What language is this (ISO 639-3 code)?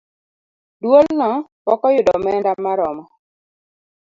luo